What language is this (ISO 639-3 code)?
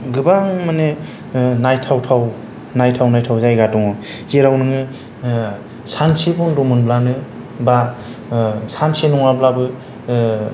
brx